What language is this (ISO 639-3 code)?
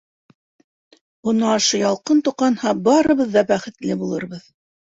bak